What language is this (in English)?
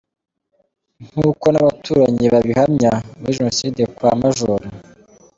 Kinyarwanda